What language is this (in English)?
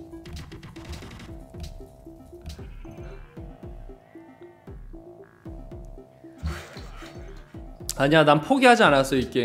Korean